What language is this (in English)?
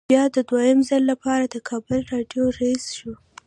Pashto